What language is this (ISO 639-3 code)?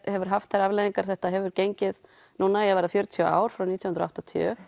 isl